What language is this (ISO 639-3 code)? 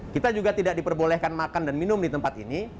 ind